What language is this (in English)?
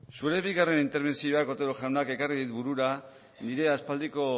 Basque